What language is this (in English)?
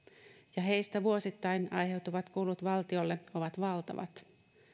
Finnish